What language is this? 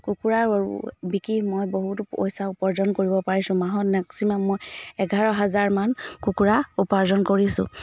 Assamese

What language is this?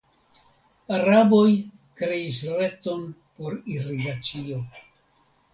Esperanto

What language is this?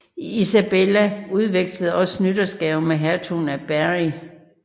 Danish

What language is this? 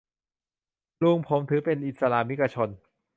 Thai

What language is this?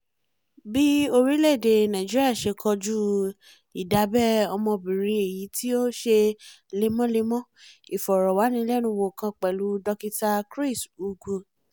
Yoruba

